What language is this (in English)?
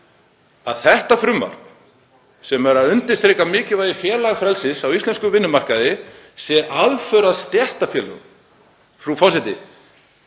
Icelandic